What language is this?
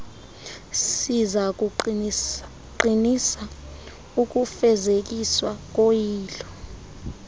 Xhosa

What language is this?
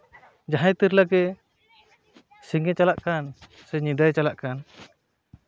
Santali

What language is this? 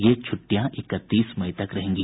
Hindi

